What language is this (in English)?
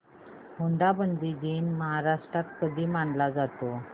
Marathi